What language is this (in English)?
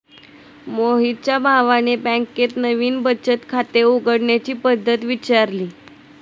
Marathi